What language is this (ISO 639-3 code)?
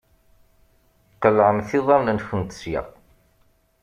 kab